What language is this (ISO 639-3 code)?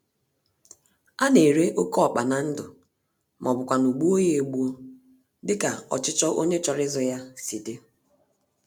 ibo